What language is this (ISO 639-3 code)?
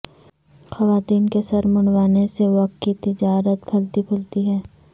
urd